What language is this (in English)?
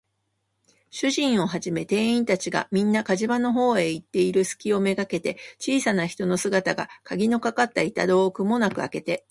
Japanese